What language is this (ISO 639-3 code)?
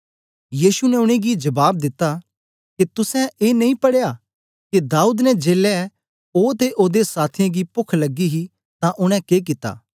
doi